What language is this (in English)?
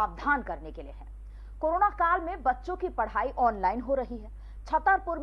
Hindi